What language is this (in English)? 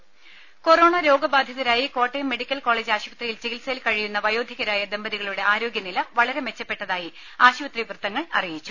Malayalam